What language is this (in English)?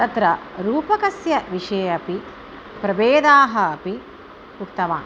Sanskrit